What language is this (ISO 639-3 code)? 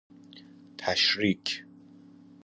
fas